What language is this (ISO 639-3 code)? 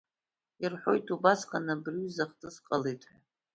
abk